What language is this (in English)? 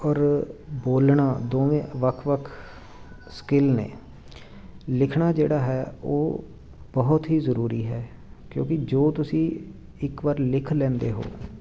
Punjabi